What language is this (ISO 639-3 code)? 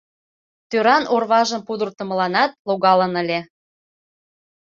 chm